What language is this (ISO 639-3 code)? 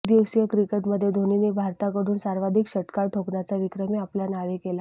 mar